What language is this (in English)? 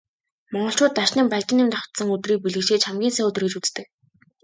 Mongolian